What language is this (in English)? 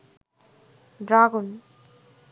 Bangla